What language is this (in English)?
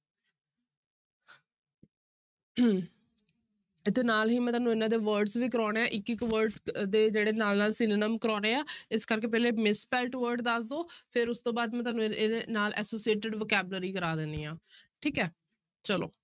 Punjabi